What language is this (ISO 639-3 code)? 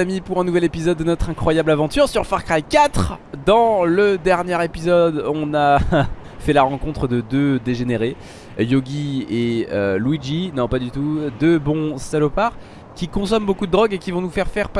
fra